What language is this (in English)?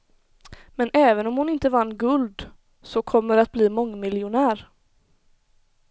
Swedish